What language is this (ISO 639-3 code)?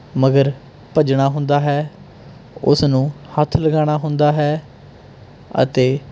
pan